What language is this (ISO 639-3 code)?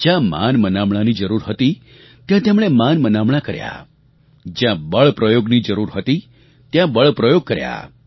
guj